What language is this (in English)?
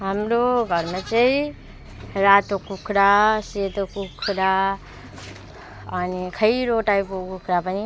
Nepali